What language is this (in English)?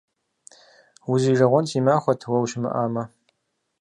Kabardian